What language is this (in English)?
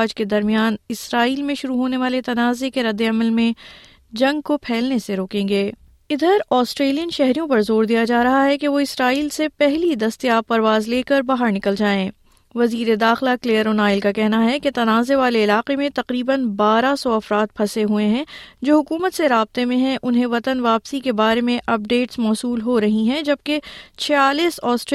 Urdu